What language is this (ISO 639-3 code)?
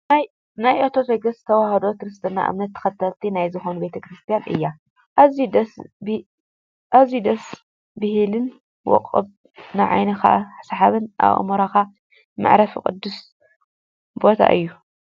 tir